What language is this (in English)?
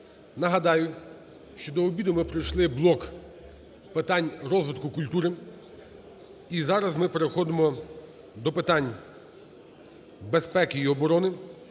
Ukrainian